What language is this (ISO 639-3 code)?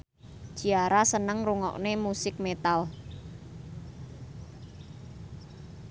jav